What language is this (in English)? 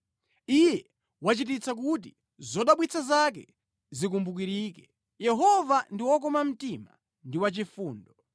Nyanja